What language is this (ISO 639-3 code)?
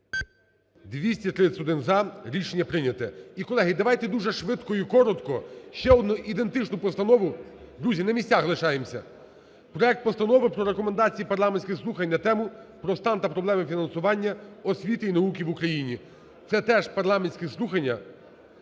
ukr